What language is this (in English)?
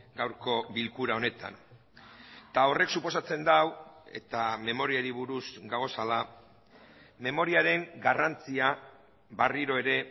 Basque